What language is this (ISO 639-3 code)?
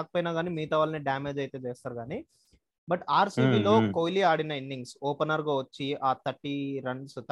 tel